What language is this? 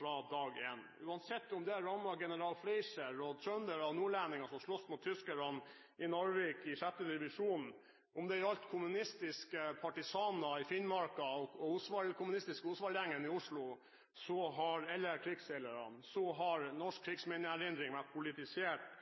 Norwegian Bokmål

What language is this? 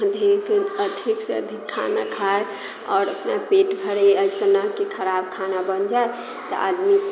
Maithili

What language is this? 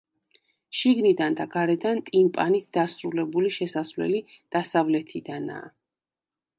Georgian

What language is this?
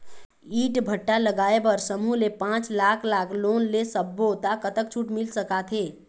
Chhattisgarhi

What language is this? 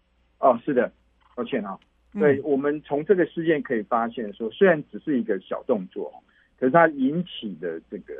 Chinese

